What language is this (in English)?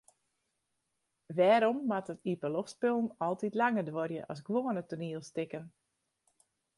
Western Frisian